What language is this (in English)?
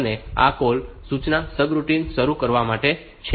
Gujarati